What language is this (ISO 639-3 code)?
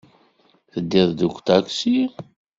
kab